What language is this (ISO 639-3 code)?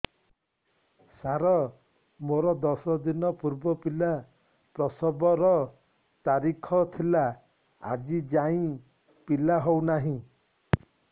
ori